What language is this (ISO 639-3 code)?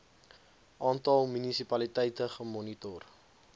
afr